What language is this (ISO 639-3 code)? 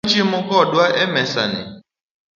luo